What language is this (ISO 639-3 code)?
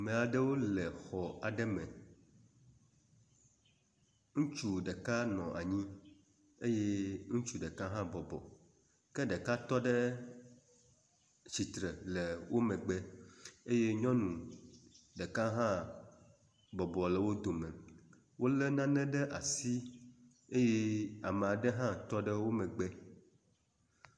ewe